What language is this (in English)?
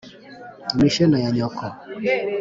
Kinyarwanda